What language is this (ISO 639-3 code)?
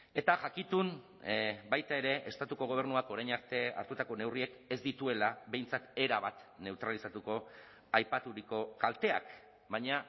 eus